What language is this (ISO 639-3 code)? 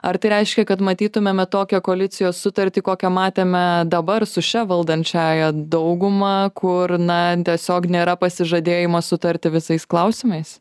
lit